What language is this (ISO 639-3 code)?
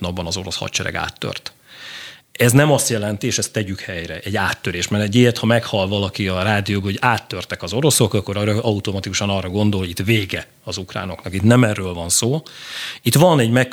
hun